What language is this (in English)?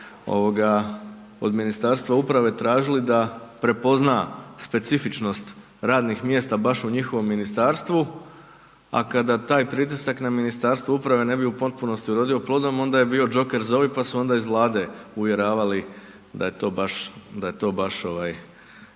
Croatian